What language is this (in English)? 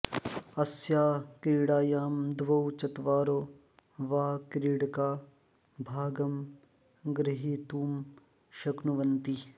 Sanskrit